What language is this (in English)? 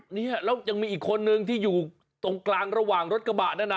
Thai